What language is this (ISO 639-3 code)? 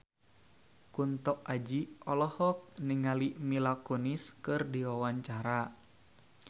sun